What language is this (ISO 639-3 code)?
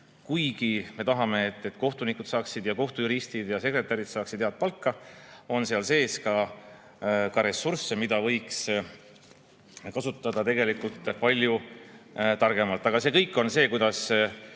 est